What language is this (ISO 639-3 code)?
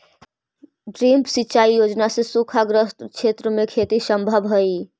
mag